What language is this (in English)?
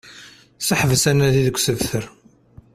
Kabyle